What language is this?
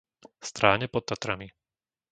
Slovak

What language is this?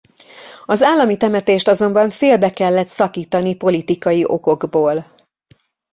Hungarian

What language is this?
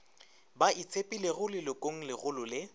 Northern Sotho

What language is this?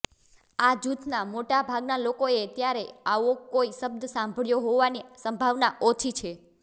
Gujarati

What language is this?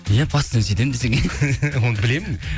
Kazakh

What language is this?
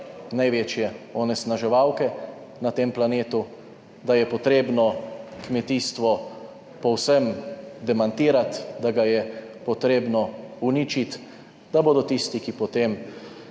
Slovenian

